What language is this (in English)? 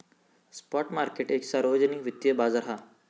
Marathi